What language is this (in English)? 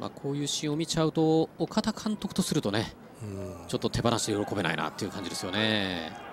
Japanese